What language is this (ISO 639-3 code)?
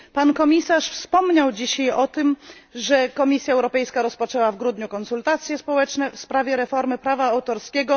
pol